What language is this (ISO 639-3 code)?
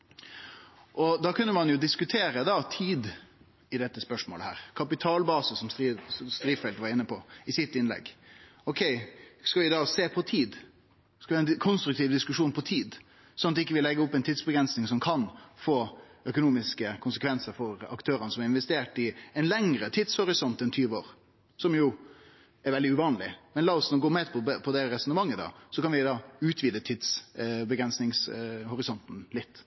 nno